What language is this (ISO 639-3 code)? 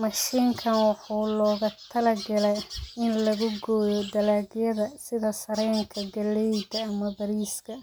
som